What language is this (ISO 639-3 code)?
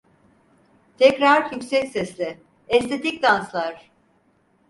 tur